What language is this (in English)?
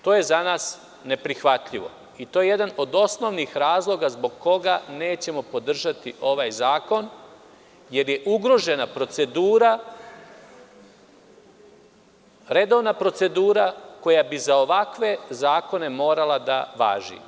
Serbian